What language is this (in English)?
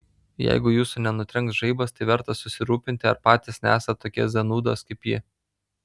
Lithuanian